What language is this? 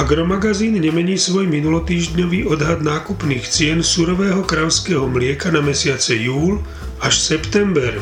Slovak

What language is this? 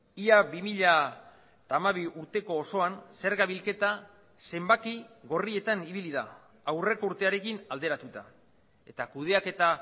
Basque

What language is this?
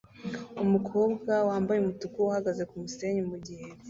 Kinyarwanda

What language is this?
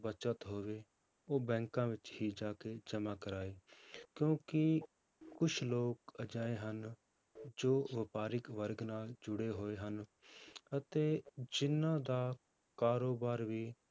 Punjabi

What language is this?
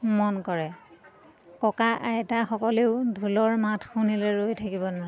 Assamese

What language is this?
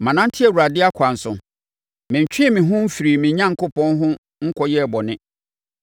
Akan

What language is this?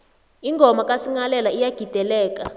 South Ndebele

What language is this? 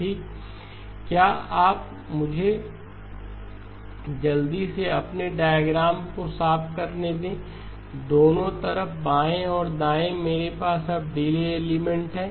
Hindi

